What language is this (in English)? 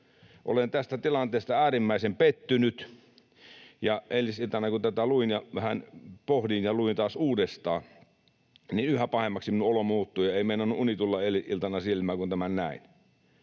Finnish